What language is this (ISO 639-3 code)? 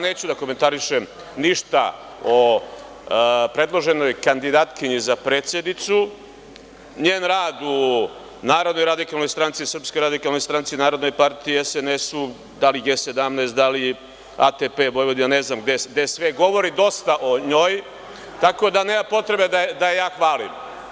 srp